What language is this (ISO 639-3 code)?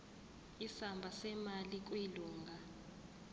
zul